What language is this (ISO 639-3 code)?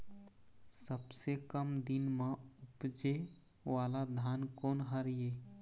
hne